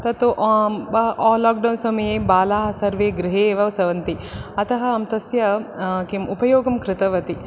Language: Sanskrit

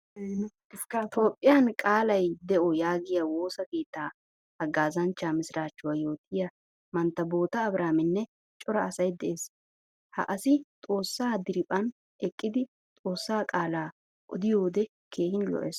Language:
Wolaytta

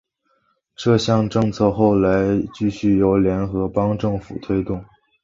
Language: Chinese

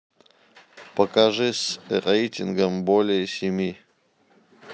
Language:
Russian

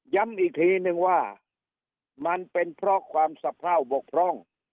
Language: Thai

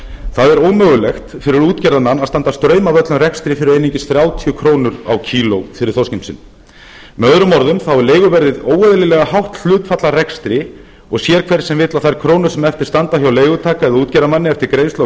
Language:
Icelandic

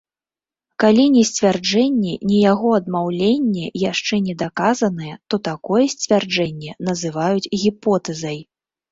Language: Belarusian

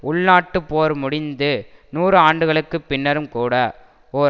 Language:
Tamil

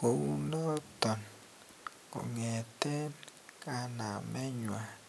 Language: Kalenjin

